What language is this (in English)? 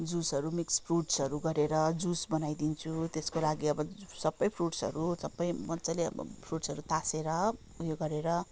Nepali